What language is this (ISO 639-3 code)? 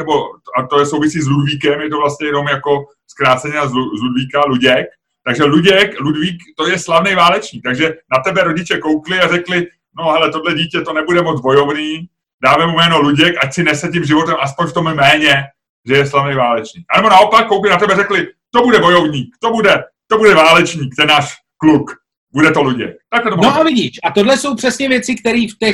ces